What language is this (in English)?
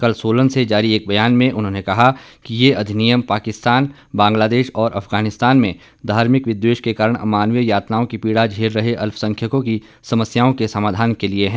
Hindi